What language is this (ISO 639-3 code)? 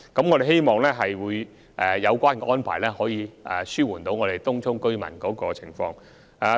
yue